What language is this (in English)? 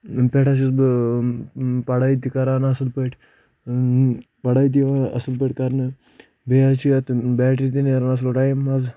Kashmiri